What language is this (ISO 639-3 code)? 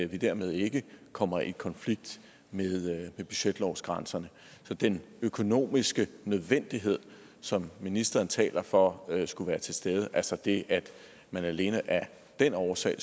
dan